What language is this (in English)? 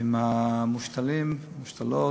Hebrew